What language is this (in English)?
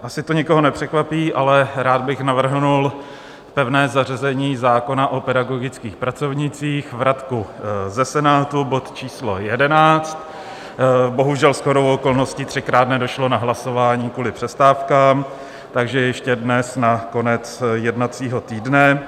Czech